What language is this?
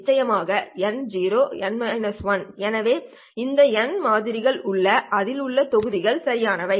Tamil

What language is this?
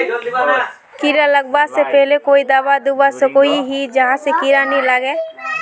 Magahi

